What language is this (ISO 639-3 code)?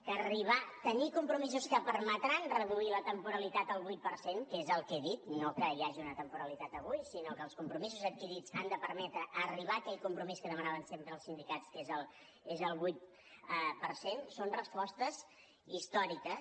cat